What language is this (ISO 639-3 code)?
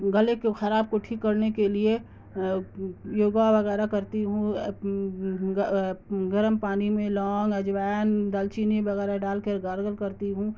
urd